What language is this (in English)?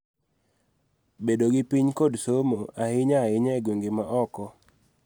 Luo (Kenya and Tanzania)